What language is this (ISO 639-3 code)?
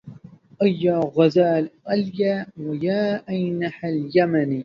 ara